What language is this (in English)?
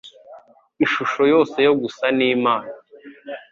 Kinyarwanda